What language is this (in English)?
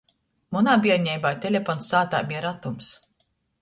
Latgalian